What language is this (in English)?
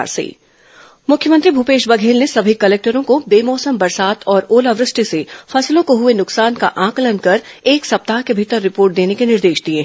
Hindi